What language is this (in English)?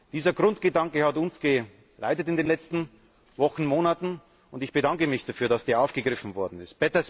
German